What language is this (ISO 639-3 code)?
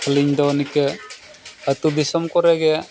sat